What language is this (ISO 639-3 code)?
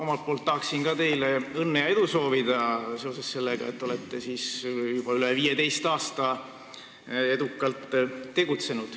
est